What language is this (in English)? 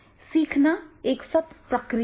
Hindi